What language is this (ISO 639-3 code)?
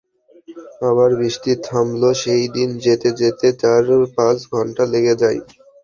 ben